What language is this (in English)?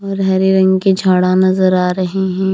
Hindi